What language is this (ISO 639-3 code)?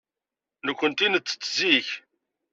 kab